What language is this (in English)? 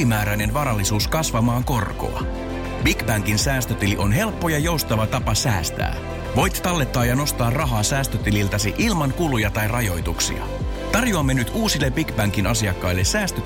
Finnish